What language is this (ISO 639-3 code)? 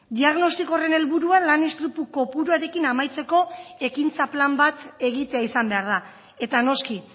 eus